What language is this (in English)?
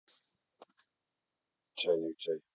Russian